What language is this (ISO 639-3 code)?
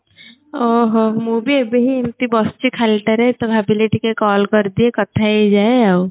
ori